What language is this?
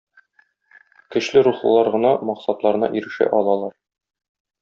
Tatar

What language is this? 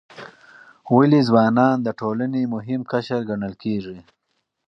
Pashto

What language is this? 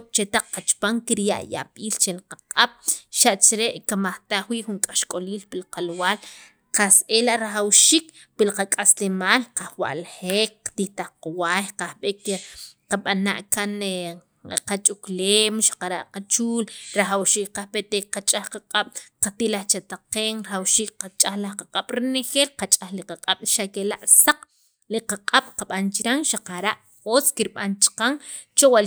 Sacapulteco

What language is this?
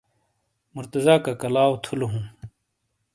Shina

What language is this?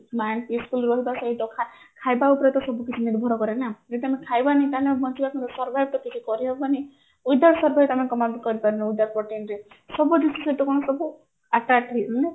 Odia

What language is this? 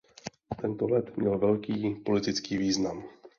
Czech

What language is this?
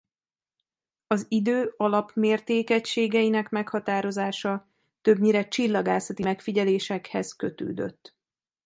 Hungarian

